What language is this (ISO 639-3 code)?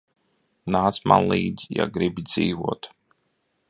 lav